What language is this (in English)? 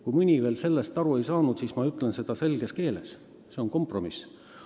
Estonian